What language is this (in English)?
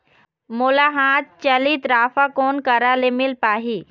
Chhattisgarhi